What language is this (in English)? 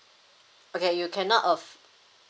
English